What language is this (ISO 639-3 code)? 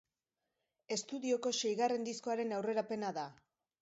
eus